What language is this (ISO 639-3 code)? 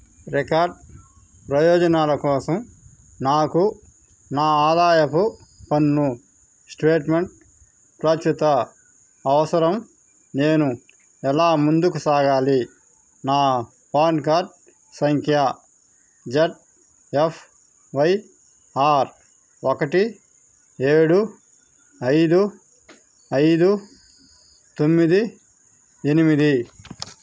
tel